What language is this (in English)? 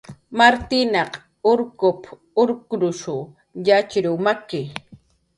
Jaqaru